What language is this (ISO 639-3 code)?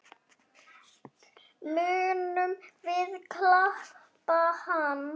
isl